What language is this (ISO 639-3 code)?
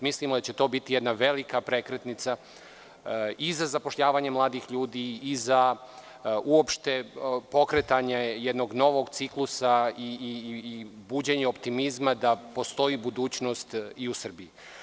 srp